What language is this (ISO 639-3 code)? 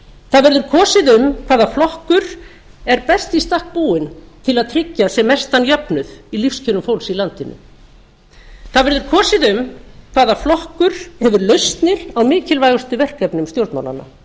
isl